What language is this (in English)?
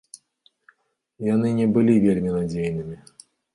Belarusian